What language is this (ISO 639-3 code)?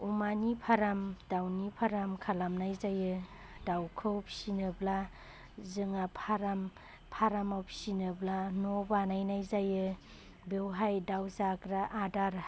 brx